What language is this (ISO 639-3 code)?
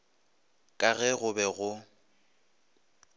nso